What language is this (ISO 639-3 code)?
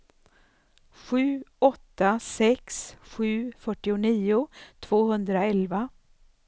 swe